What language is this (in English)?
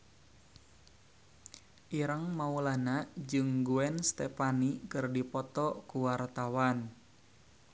Sundanese